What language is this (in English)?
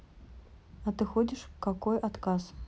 Russian